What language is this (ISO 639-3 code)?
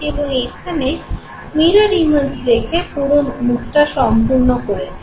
ben